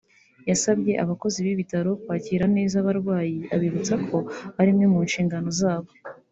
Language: Kinyarwanda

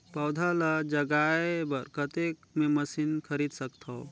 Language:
Chhattisgarhi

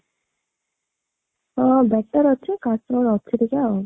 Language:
Odia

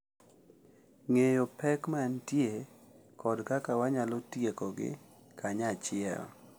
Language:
Luo (Kenya and Tanzania)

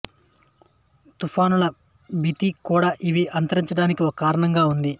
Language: Telugu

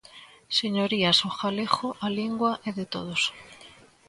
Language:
Galician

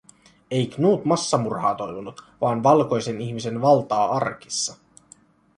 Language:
Finnish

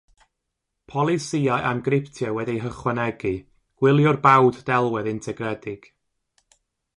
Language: Welsh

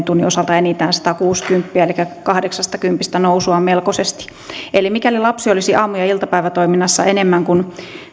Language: Finnish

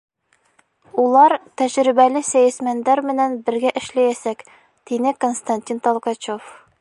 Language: Bashkir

